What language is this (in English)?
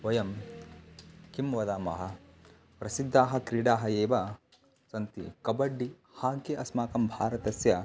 Sanskrit